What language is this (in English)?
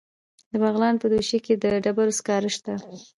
Pashto